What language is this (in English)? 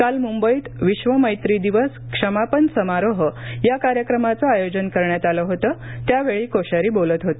Marathi